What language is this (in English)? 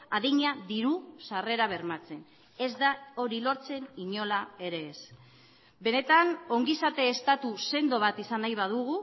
Basque